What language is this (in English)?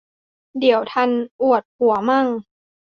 Thai